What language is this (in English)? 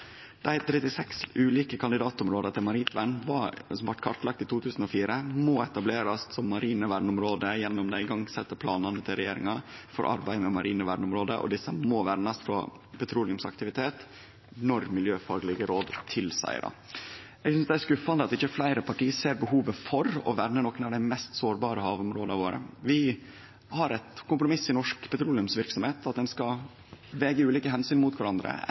Norwegian Nynorsk